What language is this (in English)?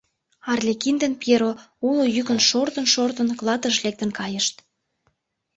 Mari